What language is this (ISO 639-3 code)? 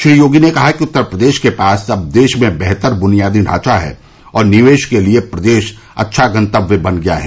hin